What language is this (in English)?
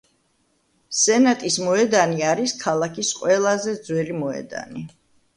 Georgian